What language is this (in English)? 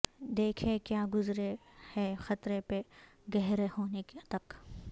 Urdu